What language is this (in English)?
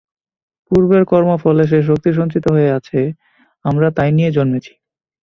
Bangla